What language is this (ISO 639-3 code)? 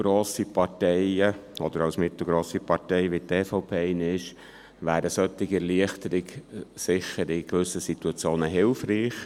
gsw